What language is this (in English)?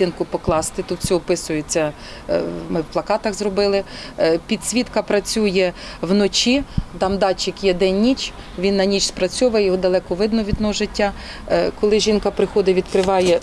Ukrainian